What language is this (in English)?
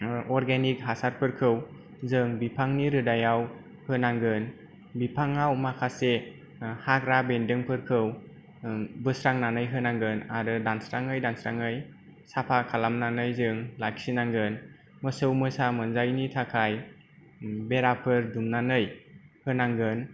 Bodo